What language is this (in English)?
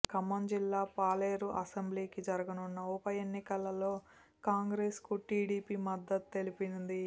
Telugu